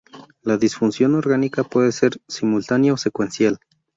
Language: Spanish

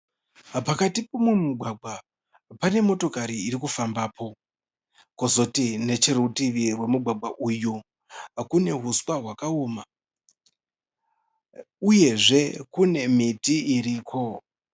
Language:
Shona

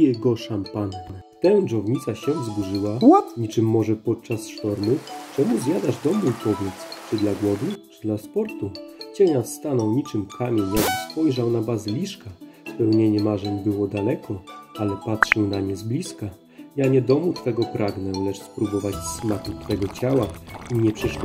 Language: Polish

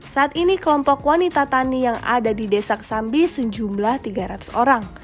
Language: Indonesian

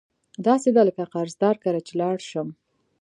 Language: Pashto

